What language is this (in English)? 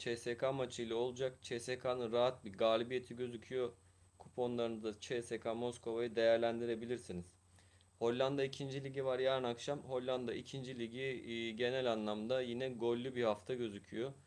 Turkish